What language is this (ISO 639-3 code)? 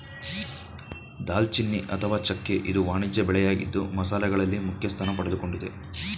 kan